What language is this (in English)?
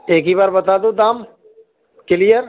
Urdu